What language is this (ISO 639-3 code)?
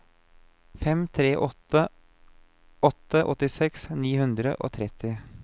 nor